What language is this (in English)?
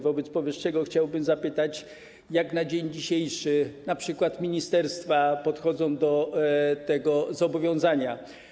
Polish